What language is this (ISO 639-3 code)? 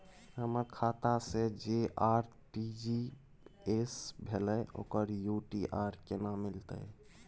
mai